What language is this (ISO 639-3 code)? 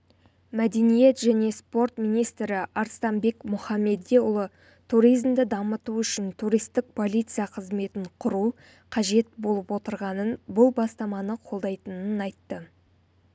kaz